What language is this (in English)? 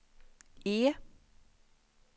Swedish